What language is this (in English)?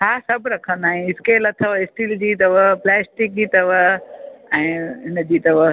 Sindhi